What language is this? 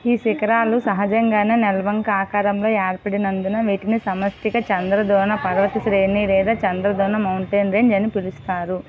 Telugu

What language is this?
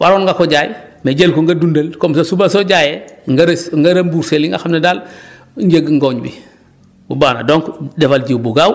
Wolof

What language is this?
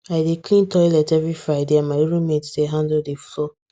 Nigerian Pidgin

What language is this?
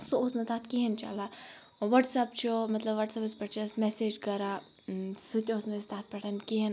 Kashmiri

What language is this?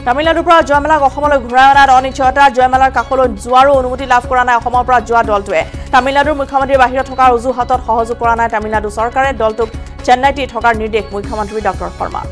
Indonesian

